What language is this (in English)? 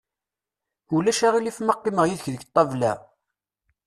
Kabyle